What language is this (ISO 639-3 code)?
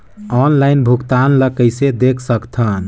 hne